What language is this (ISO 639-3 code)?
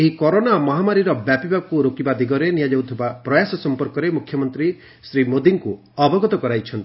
ori